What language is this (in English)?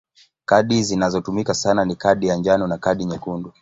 Swahili